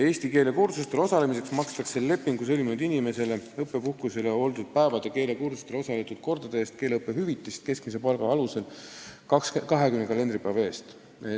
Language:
Estonian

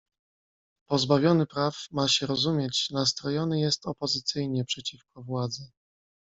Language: Polish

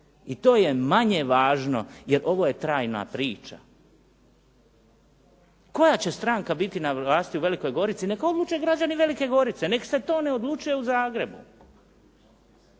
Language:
Croatian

